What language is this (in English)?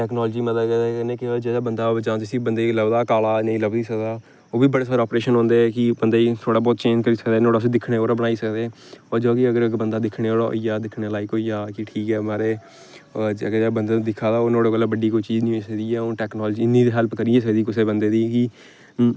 Dogri